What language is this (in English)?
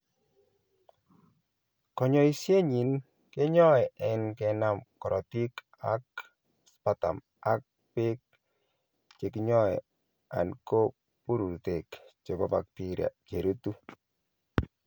Kalenjin